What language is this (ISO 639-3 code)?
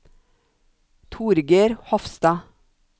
nor